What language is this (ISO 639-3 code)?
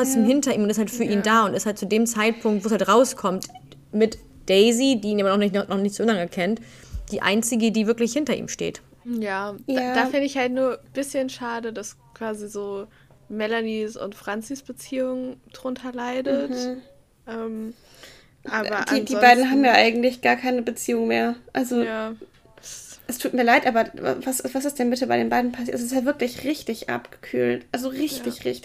deu